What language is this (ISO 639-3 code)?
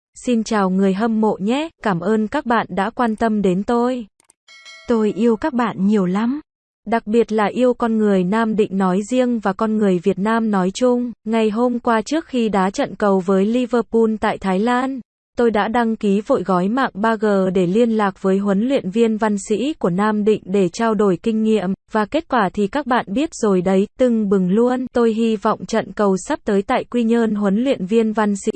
vie